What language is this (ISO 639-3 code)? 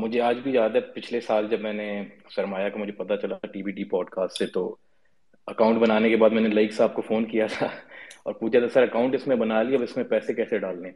urd